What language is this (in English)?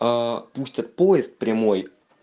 Russian